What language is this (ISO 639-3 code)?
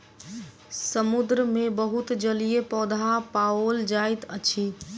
mai